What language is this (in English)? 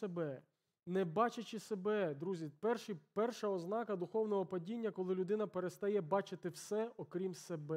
Ukrainian